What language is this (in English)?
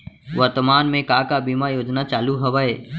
Chhattisgarhi